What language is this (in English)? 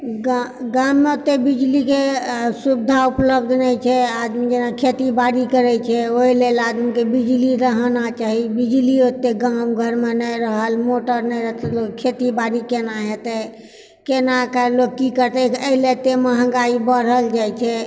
Maithili